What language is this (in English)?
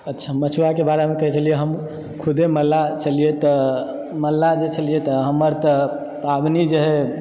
Maithili